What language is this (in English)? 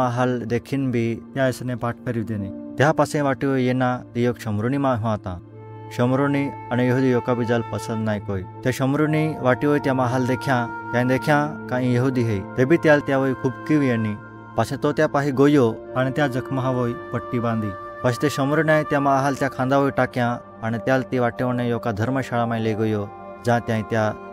Marathi